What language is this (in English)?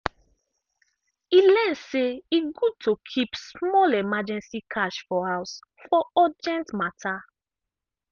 Nigerian Pidgin